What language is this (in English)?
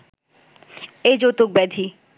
Bangla